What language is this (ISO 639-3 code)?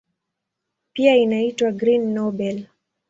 swa